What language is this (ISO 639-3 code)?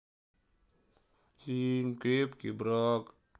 rus